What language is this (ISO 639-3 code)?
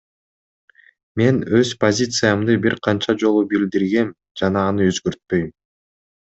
kir